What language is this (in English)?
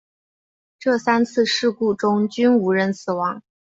Chinese